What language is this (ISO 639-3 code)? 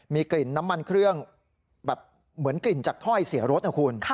tha